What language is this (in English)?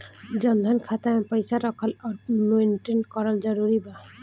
Bhojpuri